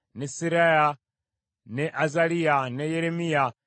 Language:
Ganda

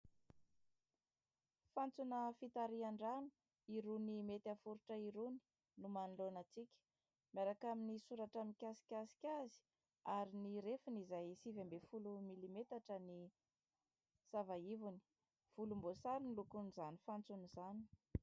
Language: Malagasy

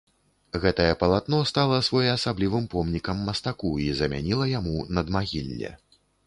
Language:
Belarusian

